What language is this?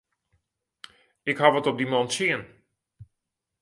Western Frisian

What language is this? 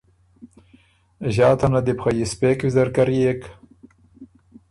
Ormuri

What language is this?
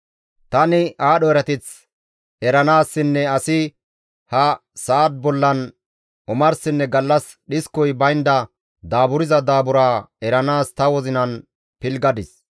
Gamo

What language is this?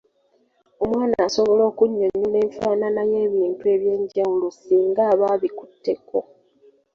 Ganda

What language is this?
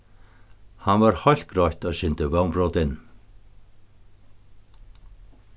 Faroese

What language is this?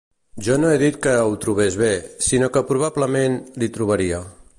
Catalan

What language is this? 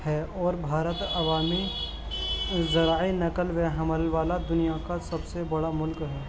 Urdu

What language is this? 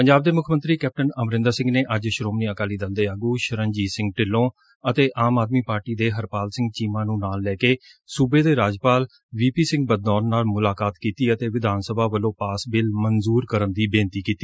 Punjabi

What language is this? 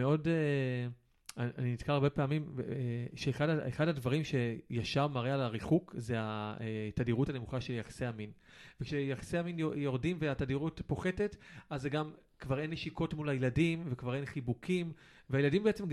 Hebrew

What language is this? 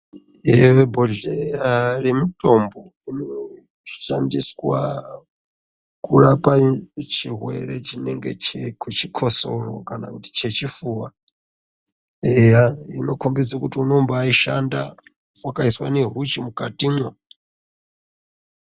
Ndau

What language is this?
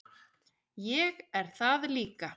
Icelandic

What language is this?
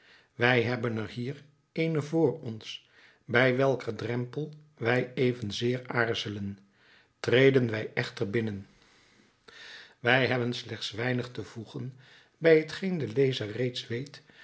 Dutch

